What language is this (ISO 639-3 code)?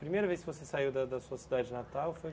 por